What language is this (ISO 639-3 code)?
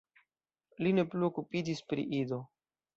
epo